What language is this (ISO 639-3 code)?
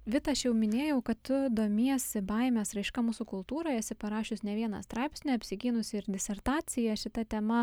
lit